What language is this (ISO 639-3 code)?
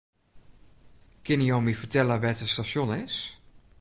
fry